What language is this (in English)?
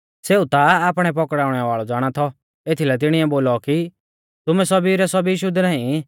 Mahasu Pahari